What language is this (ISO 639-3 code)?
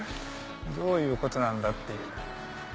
jpn